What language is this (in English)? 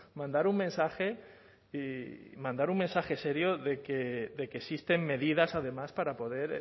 Spanish